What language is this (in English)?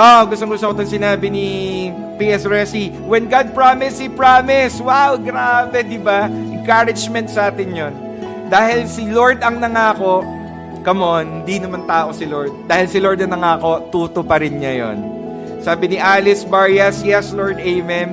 Filipino